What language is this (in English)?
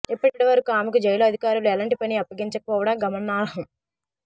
Telugu